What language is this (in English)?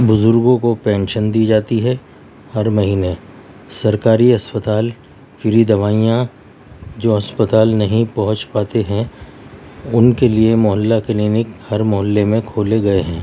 Urdu